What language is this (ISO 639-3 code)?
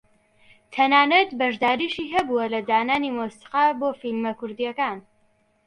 ckb